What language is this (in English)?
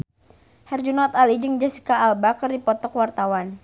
Sundanese